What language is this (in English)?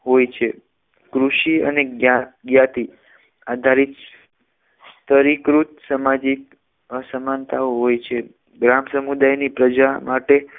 Gujarati